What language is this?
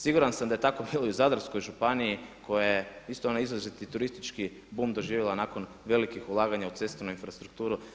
Croatian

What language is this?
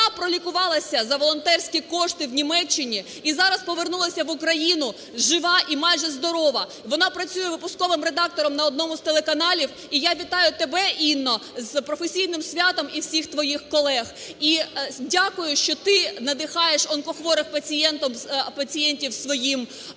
Ukrainian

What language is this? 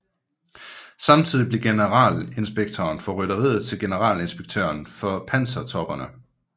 Danish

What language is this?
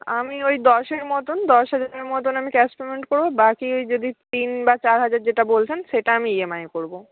Bangla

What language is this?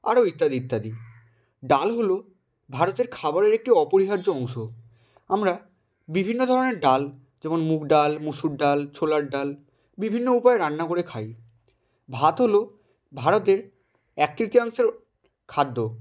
Bangla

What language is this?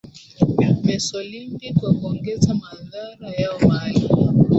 Swahili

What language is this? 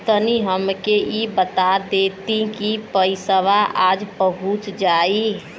Bhojpuri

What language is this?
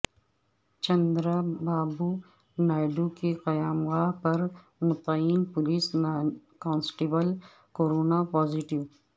Urdu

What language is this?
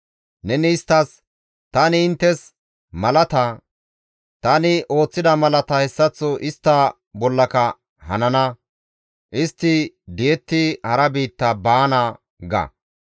Gamo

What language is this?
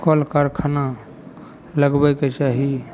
Maithili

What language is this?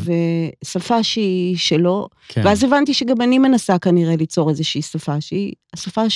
Hebrew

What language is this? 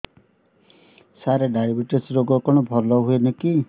Odia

